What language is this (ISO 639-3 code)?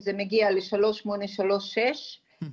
heb